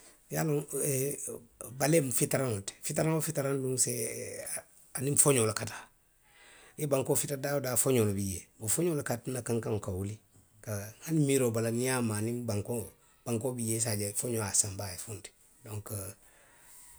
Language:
Western Maninkakan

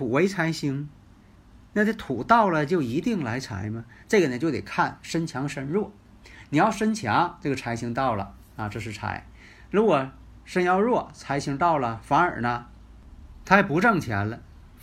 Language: Chinese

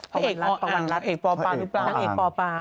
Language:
Thai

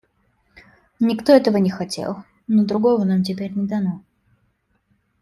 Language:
Russian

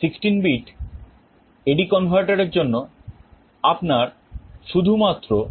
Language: Bangla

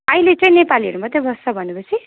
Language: Nepali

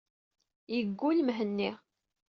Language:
Kabyle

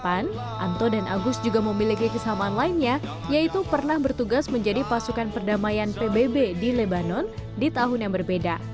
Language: Indonesian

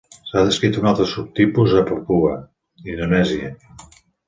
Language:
Catalan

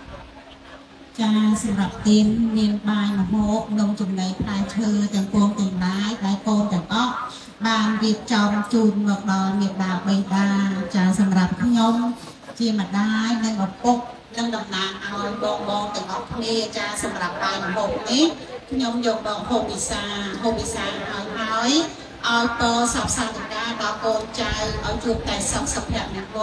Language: Thai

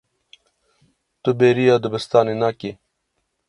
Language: Kurdish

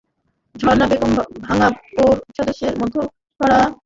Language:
Bangla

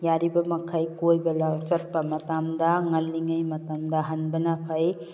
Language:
Manipuri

